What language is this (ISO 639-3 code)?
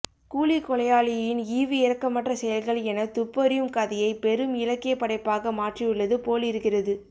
tam